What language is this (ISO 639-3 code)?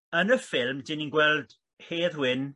cym